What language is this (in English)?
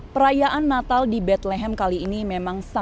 Indonesian